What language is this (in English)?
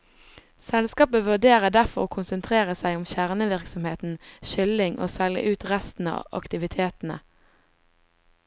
Norwegian